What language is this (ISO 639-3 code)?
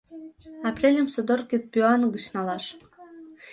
chm